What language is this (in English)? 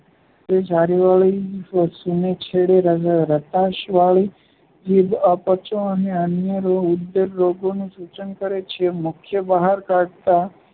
Gujarati